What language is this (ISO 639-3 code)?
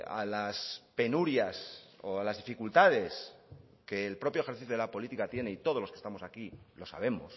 spa